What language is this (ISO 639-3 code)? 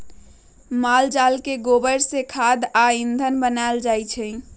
mag